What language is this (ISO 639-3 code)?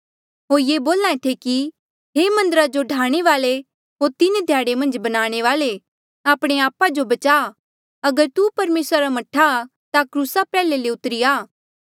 mjl